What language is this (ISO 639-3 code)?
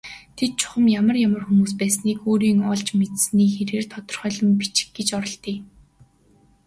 mon